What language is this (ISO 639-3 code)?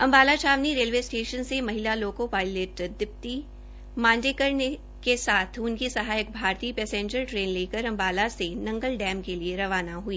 hin